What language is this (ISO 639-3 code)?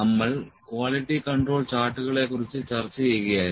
mal